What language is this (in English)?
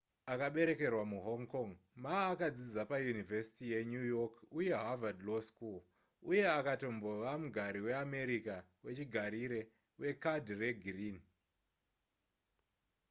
Shona